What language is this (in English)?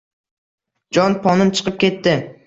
Uzbek